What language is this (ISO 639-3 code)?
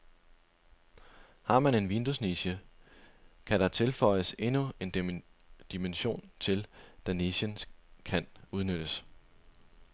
dan